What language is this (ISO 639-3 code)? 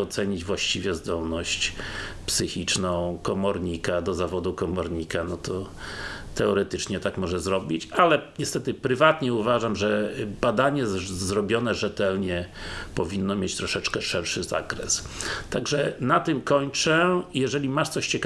pol